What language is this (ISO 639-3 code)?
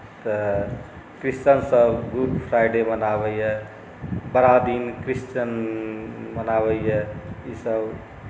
mai